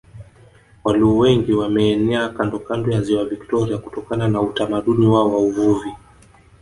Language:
Swahili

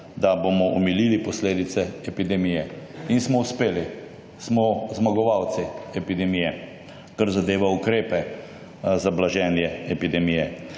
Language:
Slovenian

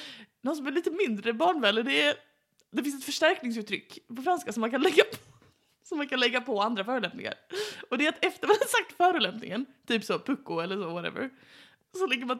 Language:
Swedish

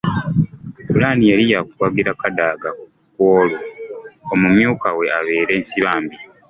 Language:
Ganda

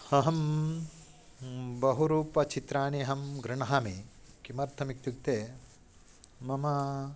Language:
Sanskrit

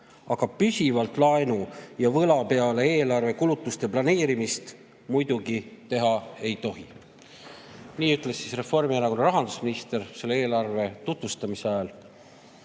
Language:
Estonian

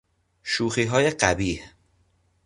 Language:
Persian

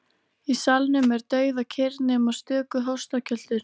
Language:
Icelandic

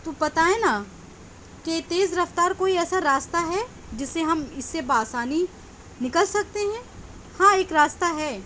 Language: Urdu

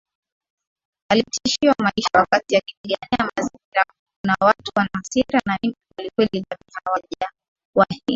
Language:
Swahili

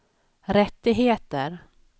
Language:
Swedish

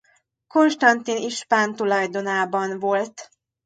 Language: Hungarian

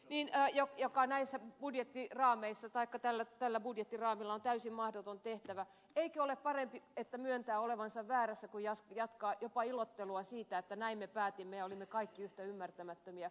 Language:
Finnish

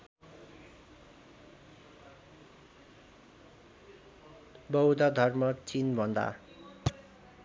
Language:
Nepali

